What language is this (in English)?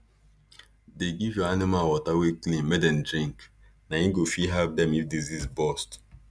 Nigerian Pidgin